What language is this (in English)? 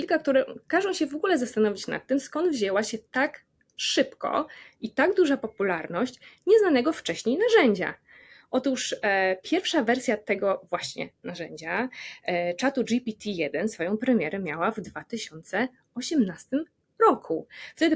Polish